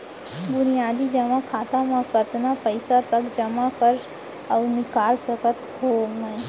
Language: Chhattisgarhi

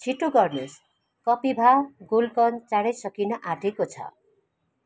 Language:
Nepali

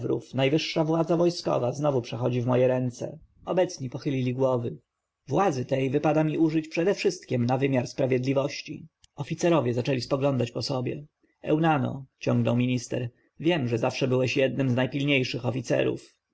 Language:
Polish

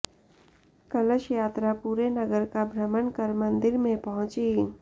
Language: Hindi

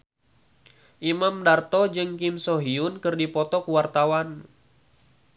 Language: Sundanese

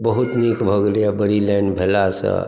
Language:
Maithili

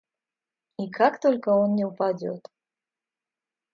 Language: Russian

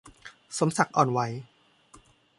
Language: Thai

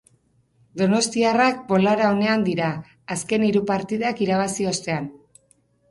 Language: Basque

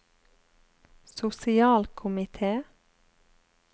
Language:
Norwegian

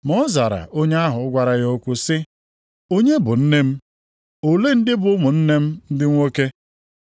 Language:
Igbo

